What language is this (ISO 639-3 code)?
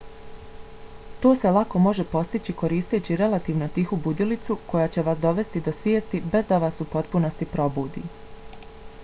bos